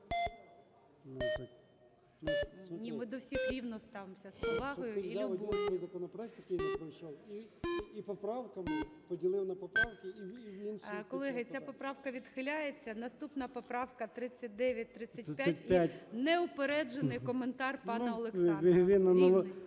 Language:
Ukrainian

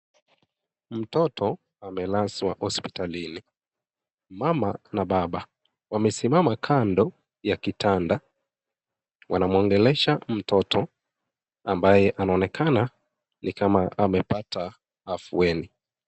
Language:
Swahili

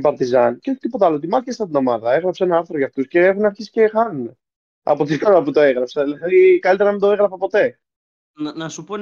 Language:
Greek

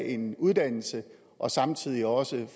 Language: Danish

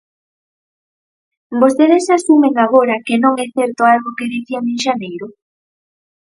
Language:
Galician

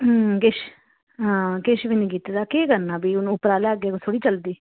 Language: Dogri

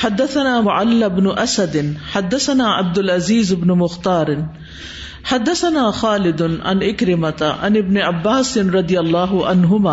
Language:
Urdu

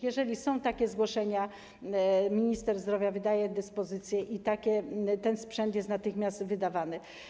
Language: Polish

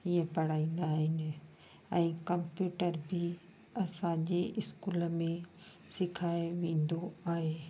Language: Sindhi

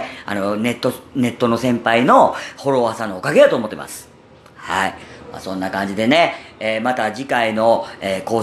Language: Japanese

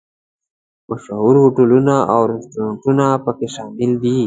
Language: Pashto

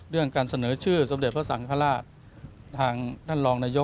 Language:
Thai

